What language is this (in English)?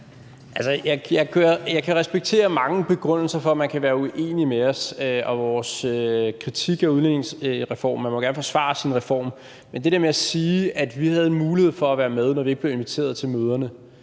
Danish